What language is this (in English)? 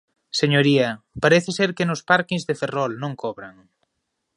Galician